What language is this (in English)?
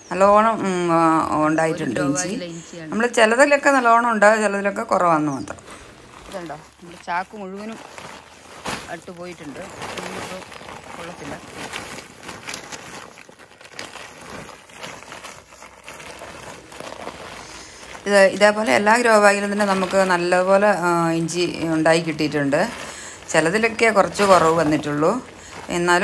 Malayalam